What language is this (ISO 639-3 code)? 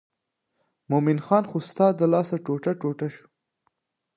pus